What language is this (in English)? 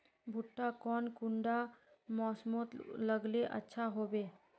Magahi